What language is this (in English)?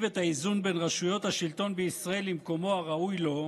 Hebrew